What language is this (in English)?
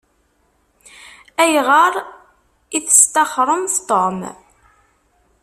Kabyle